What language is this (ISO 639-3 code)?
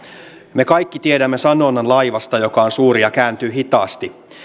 fin